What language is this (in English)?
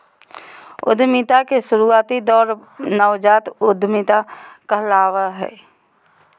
Magahi